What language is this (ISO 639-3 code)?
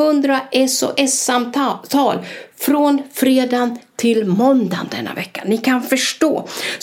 swe